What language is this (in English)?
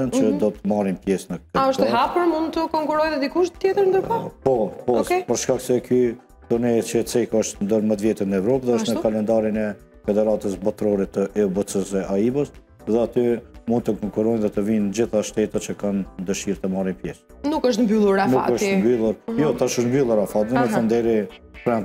Romanian